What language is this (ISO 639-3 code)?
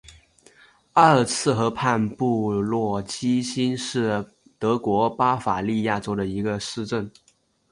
zho